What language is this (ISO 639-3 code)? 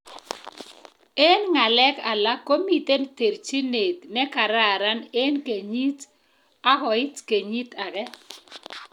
kln